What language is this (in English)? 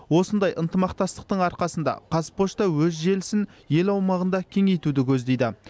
Kazakh